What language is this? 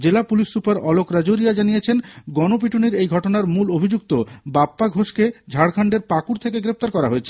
Bangla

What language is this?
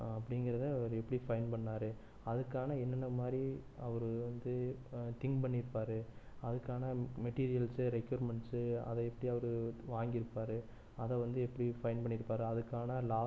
Tamil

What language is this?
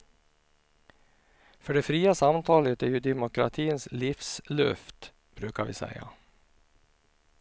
Swedish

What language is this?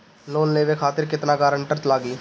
Bhojpuri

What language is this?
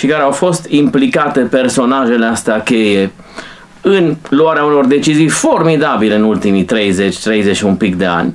Romanian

